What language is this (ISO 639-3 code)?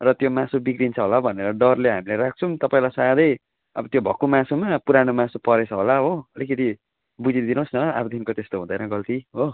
nep